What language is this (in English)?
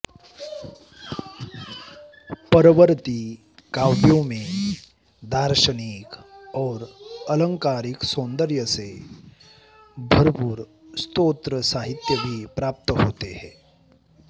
Sanskrit